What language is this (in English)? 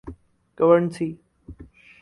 Urdu